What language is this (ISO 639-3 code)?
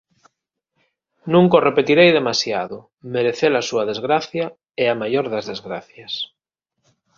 glg